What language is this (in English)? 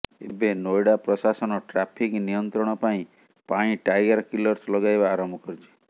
Odia